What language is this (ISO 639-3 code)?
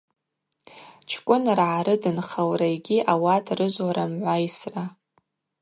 abq